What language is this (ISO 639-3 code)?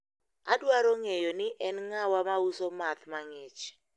luo